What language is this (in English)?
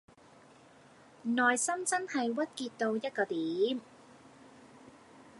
Cantonese